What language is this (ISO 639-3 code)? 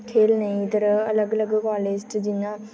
doi